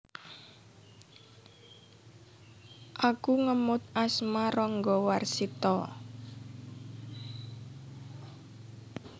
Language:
Javanese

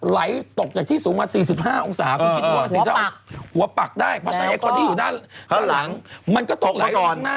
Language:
Thai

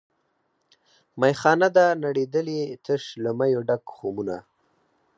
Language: Pashto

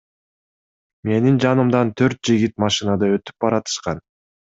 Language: Kyrgyz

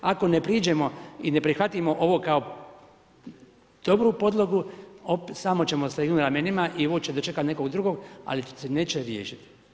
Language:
Croatian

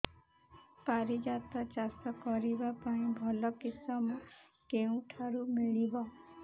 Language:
Odia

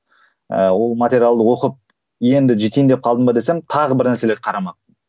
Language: Kazakh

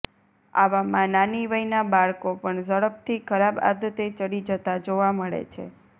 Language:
Gujarati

